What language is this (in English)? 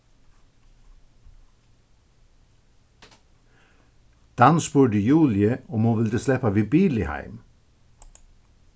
Faroese